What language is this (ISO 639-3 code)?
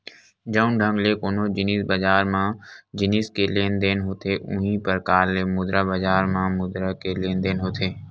hne